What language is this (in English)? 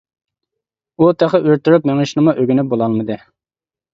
Uyghur